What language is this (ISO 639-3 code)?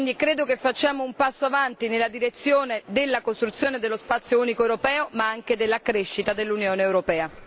ita